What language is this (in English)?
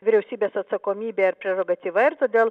Lithuanian